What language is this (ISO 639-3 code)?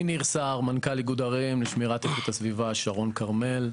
heb